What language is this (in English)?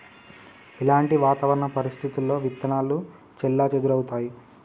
Telugu